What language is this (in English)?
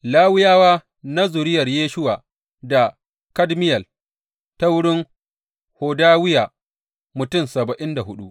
Hausa